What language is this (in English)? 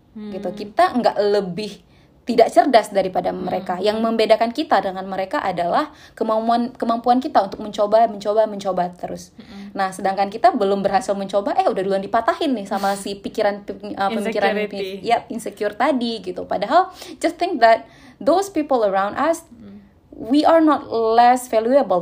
Indonesian